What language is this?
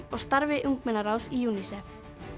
Icelandic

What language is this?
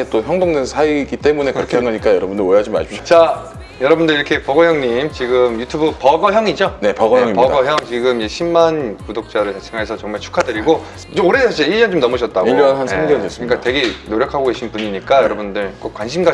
Korean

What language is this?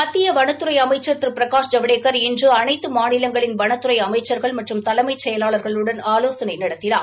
Tamil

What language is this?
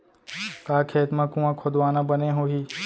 Chhattisgarhi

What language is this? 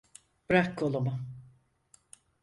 Turkish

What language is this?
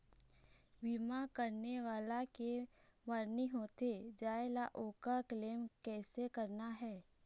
Chhattisgarhi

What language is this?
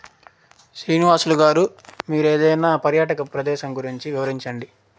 Telugu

